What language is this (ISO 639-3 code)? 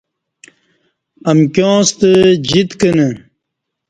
bsh